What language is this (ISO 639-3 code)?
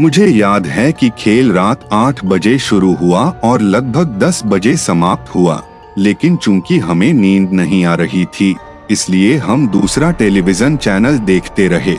hin